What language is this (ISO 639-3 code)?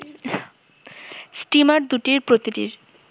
ben